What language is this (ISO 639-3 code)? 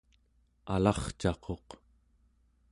esu